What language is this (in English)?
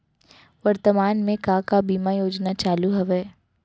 Chhattisgarhi